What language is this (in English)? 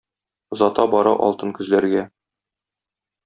Tatar